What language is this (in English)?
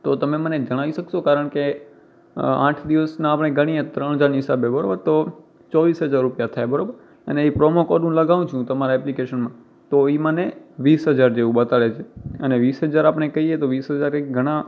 Gujarati